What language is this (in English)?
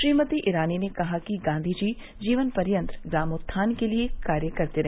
Hindi